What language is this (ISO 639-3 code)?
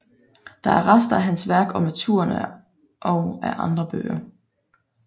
dan